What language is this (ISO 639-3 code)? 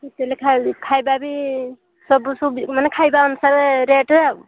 ori